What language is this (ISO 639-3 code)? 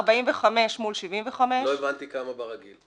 heb